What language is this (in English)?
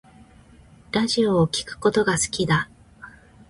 Japanese